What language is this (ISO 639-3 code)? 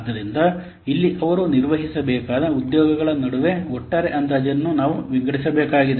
kan